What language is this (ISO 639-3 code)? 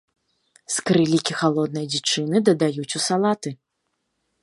bel